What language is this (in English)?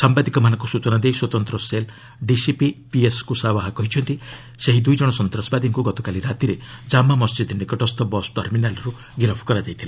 Odia